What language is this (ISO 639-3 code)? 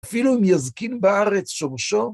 heb